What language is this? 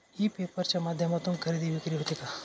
Marathi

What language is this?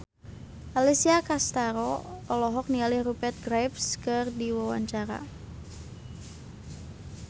Sundanese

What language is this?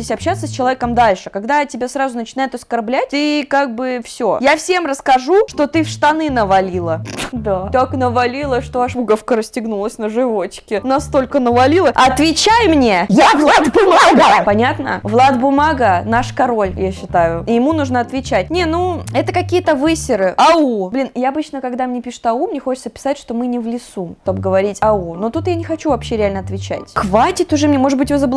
Russian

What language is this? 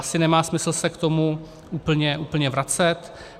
Czech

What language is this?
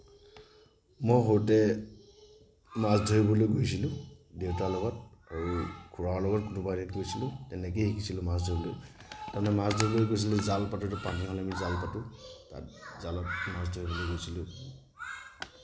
Assamese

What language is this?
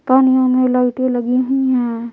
Hindi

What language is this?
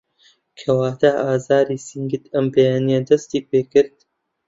Central Kurdish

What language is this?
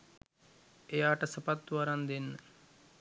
Sinhala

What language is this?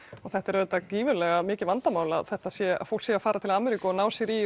Icelandic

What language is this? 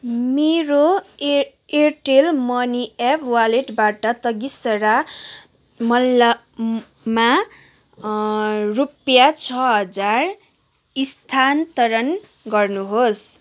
Nepali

